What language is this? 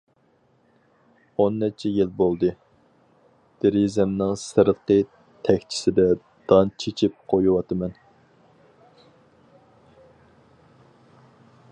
Uyghur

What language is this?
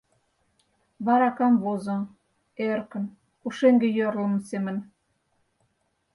Mari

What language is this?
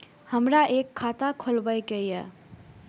Maithili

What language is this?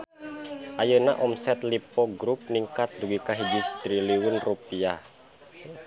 Sundanese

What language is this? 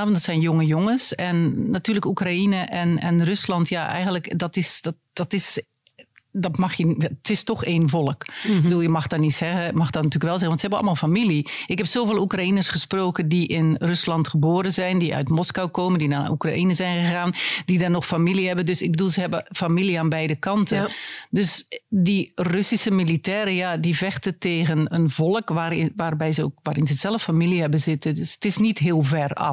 Dutch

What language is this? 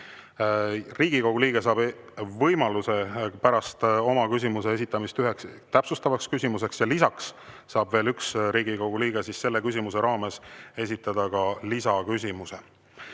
Estonian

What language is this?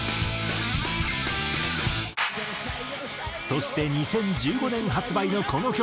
Japanese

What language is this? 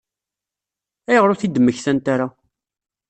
Kabyle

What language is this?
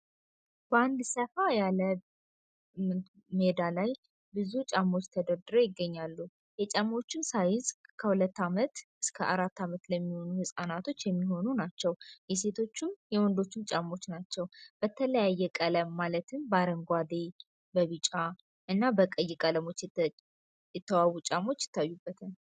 Amharic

